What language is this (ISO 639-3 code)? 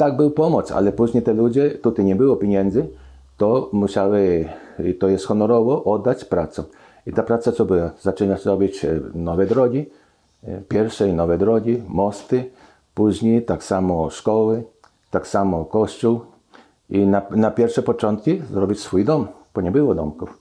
pol